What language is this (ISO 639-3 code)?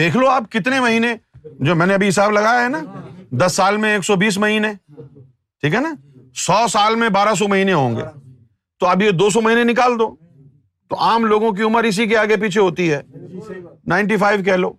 urd